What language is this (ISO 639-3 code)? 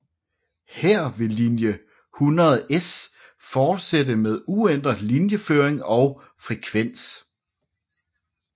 dan